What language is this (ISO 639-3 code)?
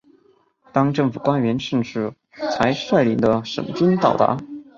zho